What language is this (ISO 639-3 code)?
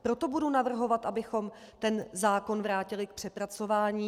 ces